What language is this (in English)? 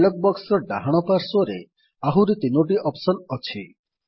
Odia